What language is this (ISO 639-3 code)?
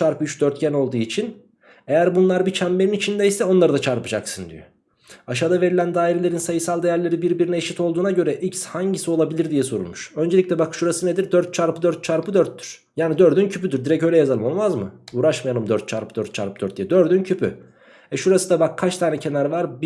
tur